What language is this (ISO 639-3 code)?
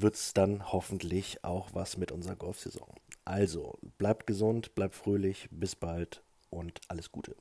deu